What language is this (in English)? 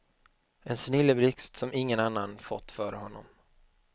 Swedish